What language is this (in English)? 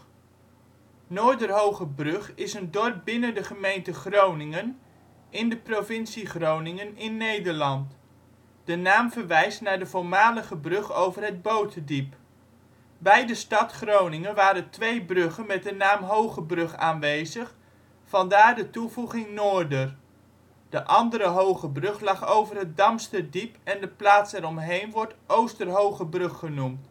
Dutch